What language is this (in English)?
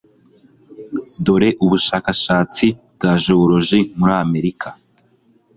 Kinyarwanda